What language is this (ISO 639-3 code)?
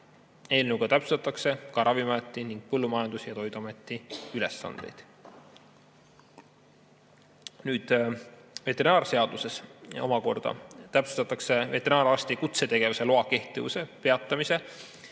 est